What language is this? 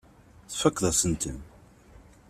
Kabyle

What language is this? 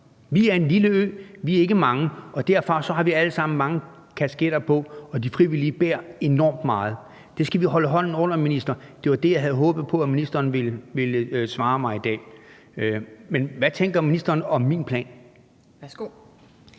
Danish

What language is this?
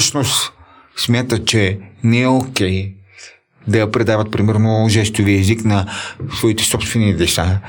Bulgarian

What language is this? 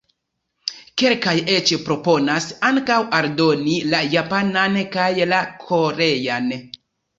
Esperanto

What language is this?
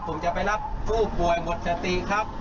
Thai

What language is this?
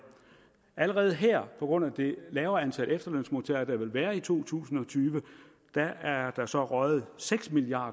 Danish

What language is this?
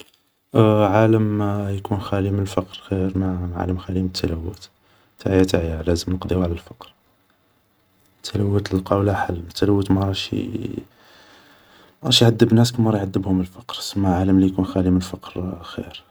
Algerian Arabic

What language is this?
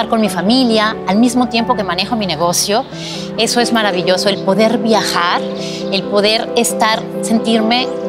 Spanish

